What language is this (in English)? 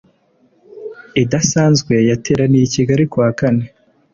Kinyarwanda